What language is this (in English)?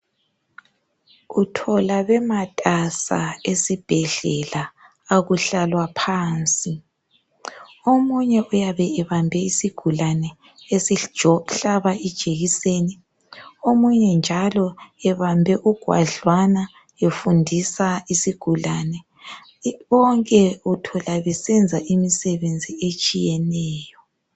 North Ndebele